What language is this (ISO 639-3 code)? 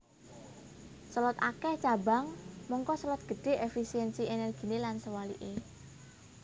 jav